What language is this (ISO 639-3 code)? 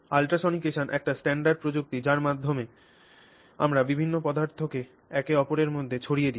ben